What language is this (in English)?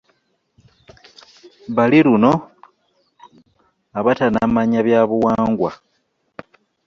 Ganda